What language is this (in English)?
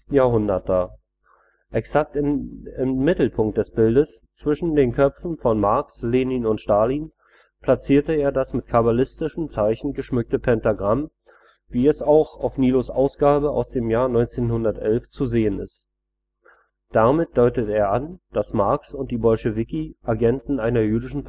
German